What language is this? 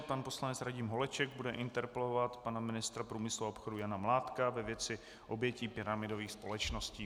Czech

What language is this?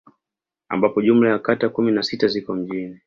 Swahili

